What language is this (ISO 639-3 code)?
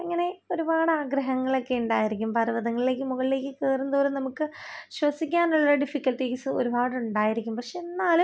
mal